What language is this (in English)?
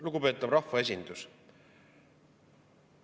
Estonian